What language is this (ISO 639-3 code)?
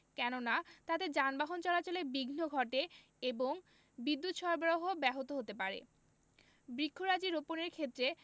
ben